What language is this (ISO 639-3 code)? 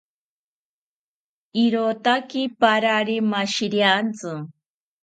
cpy